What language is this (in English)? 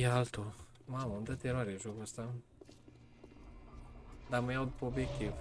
Romanian